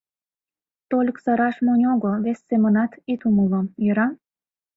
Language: Mari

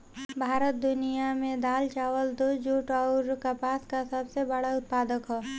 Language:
Bhojpuri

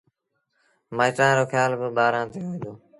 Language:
Sindhi Bhil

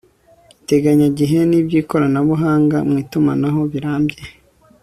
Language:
Kinyarwanda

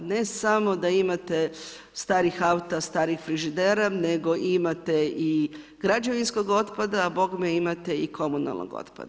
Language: Croatian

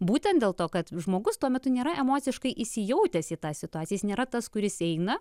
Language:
Lithuanian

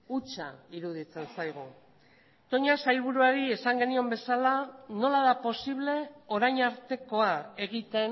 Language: Basque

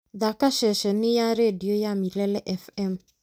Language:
Kikuyu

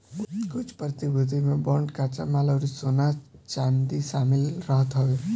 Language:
Bhojpuri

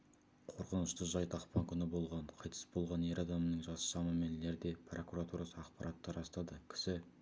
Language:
Kazakh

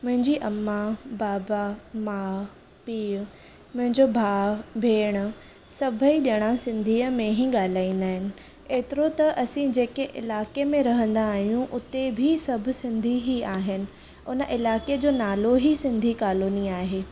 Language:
Sindhi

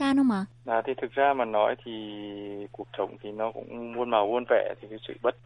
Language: Vietnamese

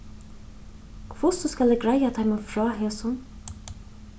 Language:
Faroese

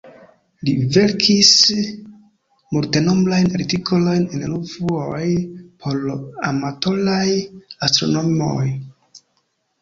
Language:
Esperanto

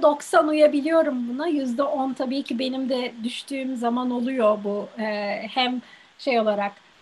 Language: Turkish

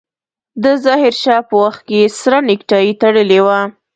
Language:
Pashto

